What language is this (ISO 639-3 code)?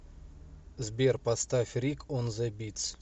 rus